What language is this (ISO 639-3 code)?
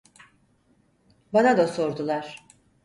tur